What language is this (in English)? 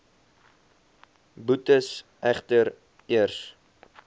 Afrikaans